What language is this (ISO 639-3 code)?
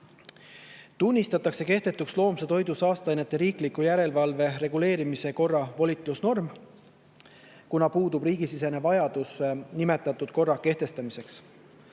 est